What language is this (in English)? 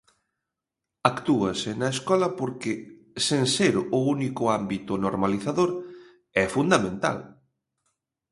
Galician